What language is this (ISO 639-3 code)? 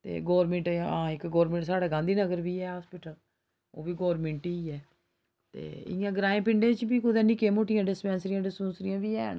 doi